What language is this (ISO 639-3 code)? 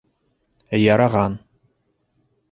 bak